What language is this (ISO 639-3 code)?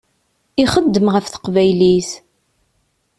kab